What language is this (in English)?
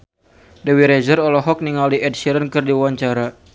Sundanese